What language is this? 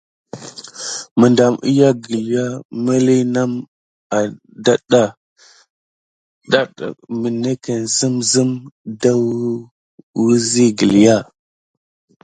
Gidar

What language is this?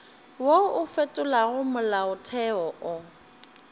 Northern Sotho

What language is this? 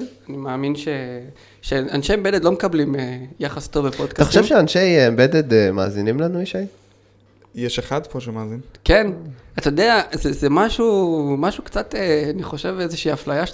Hebrew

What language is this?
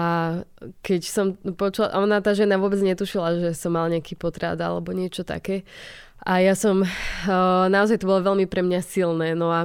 Slovak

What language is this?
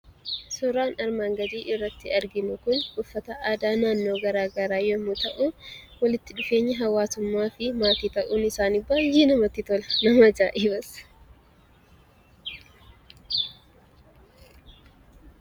Oromo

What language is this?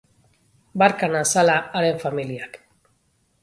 Basque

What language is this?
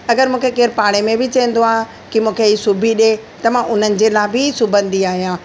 Sindhi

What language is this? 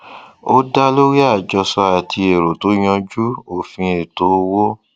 Yoruba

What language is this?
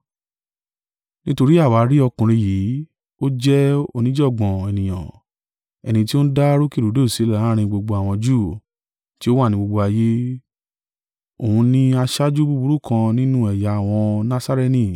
Yoruba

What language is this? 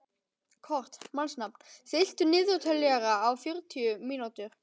Icelandic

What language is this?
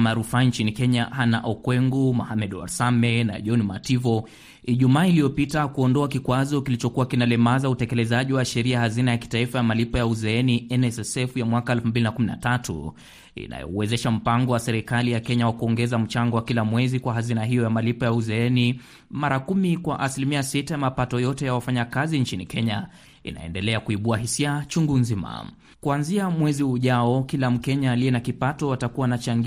Swahili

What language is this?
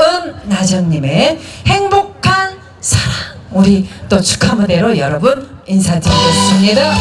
Korean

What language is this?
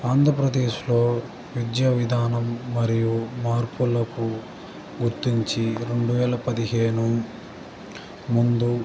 Telugu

